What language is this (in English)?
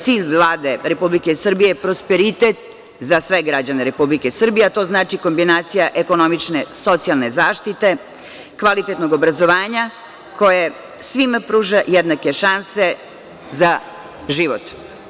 Serbian